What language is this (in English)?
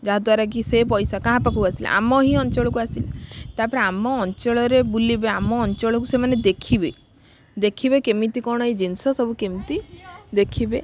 Odia